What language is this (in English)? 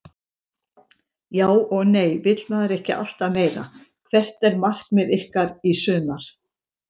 Icelandic